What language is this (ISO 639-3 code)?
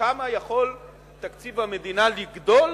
heb